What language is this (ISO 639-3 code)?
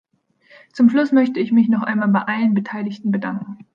deu